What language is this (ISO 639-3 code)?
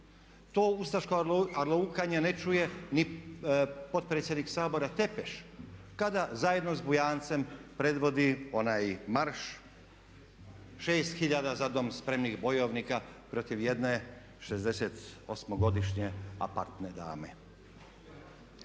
hrv